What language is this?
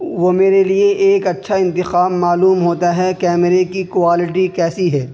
Urdu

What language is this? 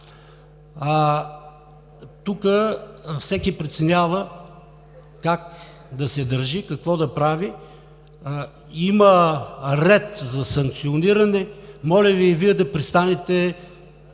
Bulgarian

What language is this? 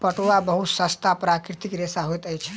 Maithili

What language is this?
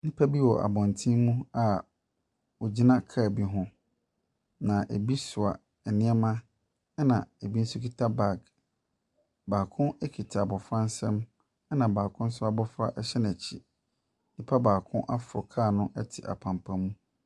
Akan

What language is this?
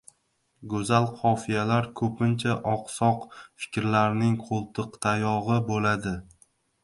Uzbek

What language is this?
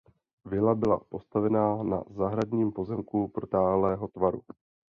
Czech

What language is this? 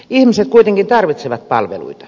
Finnish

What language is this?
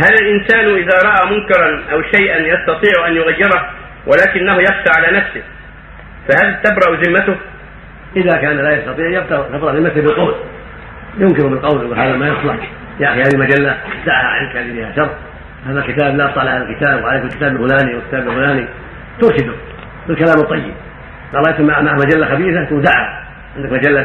Arabic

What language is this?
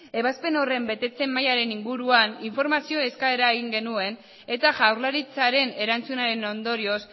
Basque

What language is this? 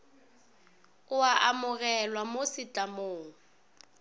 Northern Sotho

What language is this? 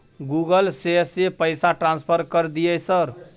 Maithili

